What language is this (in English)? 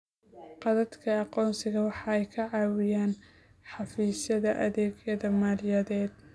Somali